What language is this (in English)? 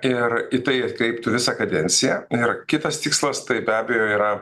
Lithuanian